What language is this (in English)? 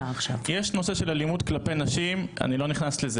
Hebrew